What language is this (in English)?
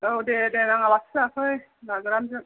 Bodo